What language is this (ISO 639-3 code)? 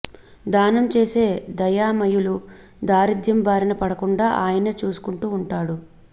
tel